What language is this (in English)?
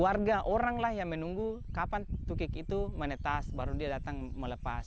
Indonesian